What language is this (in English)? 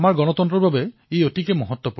Assamese